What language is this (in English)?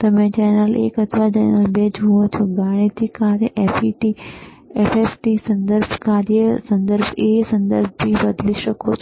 Gujarati